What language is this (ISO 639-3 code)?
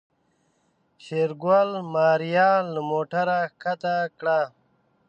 pus